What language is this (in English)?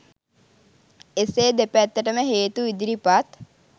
Sinhala